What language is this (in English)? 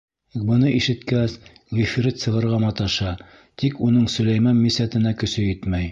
Bashkir